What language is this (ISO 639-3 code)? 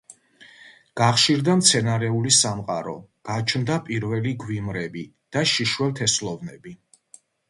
kat